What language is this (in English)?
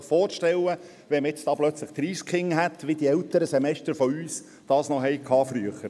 Swiss German